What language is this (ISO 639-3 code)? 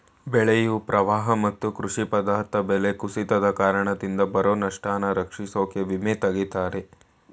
kan